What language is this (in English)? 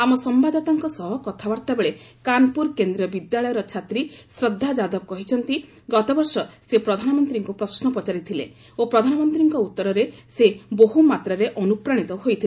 Odia